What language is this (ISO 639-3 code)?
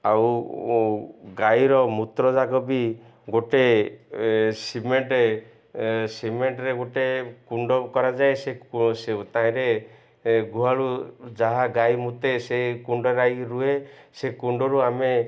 ori